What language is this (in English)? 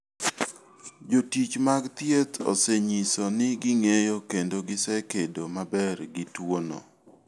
Luo (Kenya and Tanzania)